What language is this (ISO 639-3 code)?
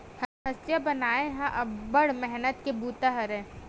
hne